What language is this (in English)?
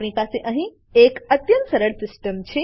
Gujarati